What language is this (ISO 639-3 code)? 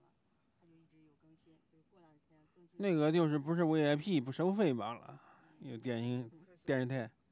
zho